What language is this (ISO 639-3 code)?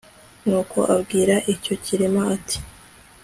kin